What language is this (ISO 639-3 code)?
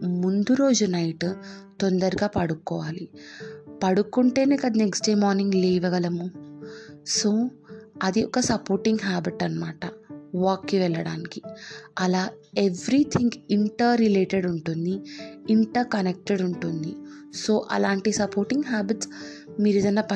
tel